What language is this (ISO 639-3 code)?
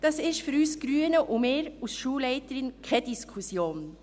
gsw